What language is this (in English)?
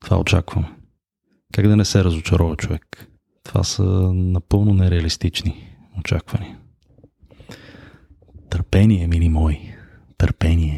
Bulgarian